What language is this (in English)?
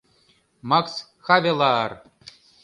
Mari